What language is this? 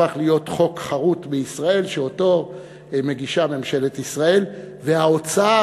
Hebrew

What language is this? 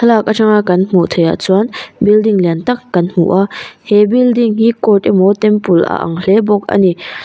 Mizo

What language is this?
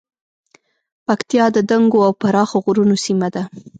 Pashto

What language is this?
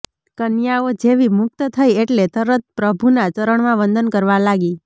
Gujarati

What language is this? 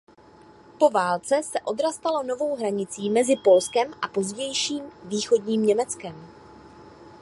Czech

